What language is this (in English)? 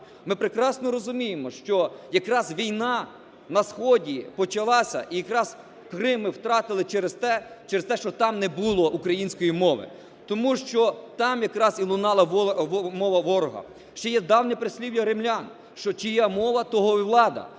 Ukrainian